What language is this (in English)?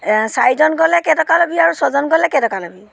Assamese